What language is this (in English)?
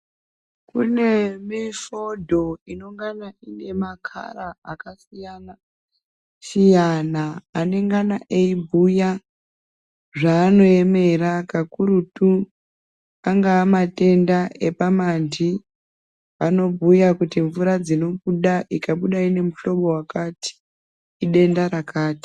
Ndau